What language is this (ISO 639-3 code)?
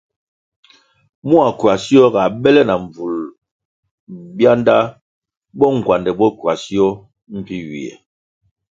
nmg